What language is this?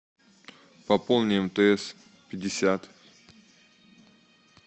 Russian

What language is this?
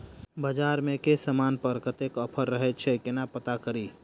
Maithili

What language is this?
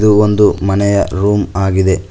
Kannada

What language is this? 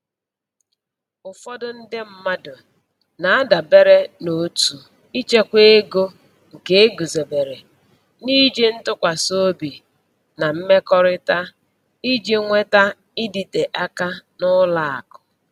Igbo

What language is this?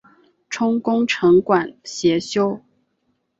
Chinese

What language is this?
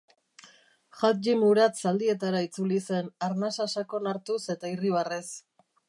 Basque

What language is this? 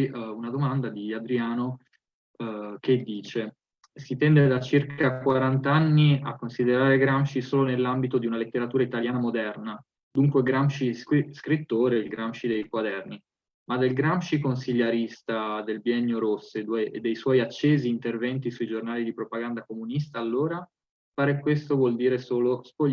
Italian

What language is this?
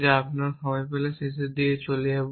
Bangla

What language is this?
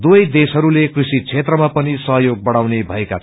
Nepali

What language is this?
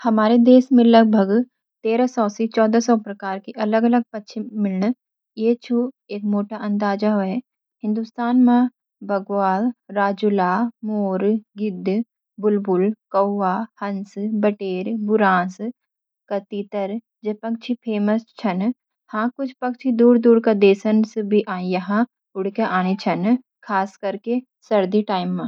Garhwali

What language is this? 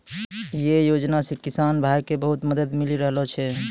Maithili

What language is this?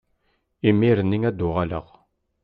Kabyle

